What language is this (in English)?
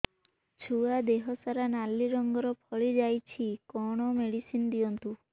Odia